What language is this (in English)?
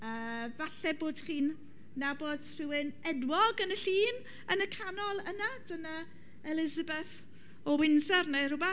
Welsh